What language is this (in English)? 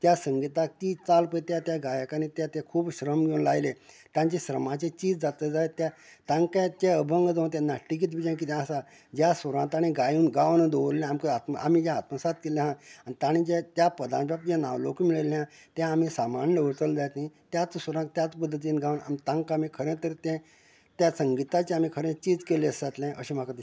Konkani